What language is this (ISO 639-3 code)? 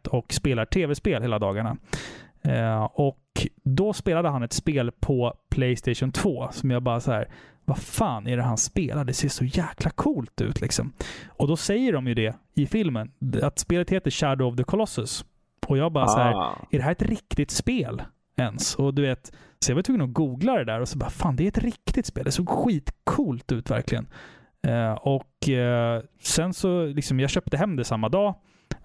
swe